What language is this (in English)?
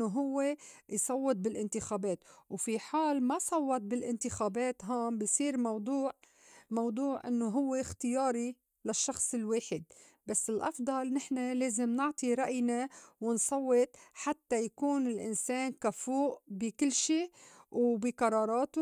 North Levantine Arabic